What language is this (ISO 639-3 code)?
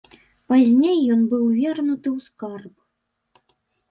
bel